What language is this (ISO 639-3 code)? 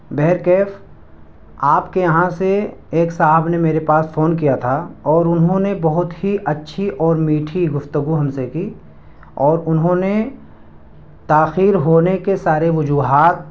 urd